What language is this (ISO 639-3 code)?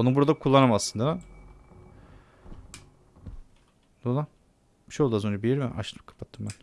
tur